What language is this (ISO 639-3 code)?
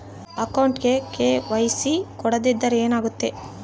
kan